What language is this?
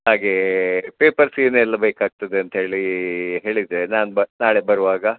Kannada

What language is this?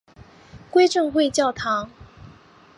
Chinese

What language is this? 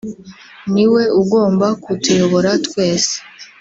Kinyarwanda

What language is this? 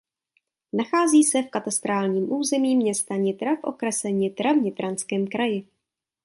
Czech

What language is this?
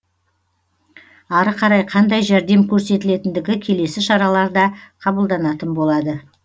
Kazakh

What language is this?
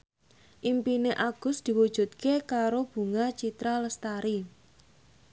Javanese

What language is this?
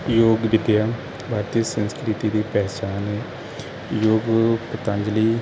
Punjabi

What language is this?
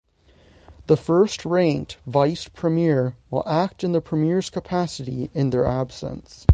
English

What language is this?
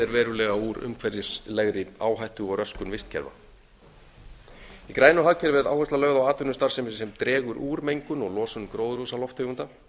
Icelandic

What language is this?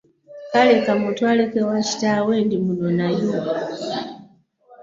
Ganda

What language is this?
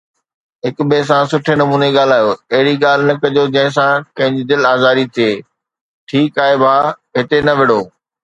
Sindhi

